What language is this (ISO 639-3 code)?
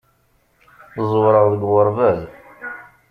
kab